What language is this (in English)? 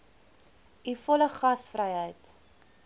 Afrikaans